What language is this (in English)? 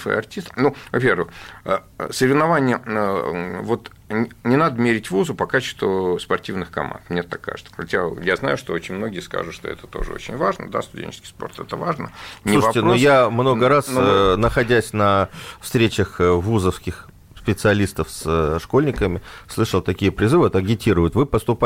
Russian